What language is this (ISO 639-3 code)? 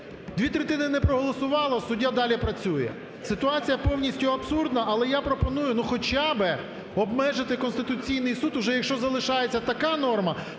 ukr